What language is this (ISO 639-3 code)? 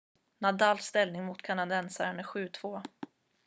swe